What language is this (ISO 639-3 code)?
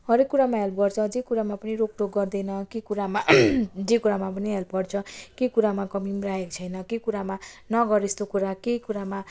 nep